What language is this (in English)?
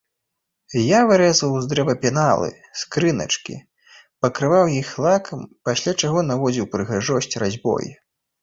Belarusian